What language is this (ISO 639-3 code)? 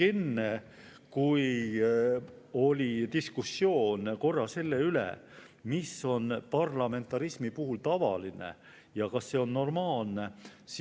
est